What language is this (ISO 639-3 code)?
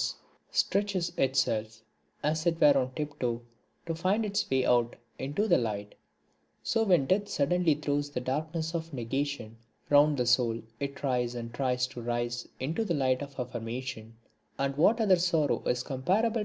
eng